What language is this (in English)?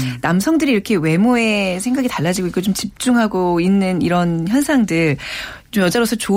Korean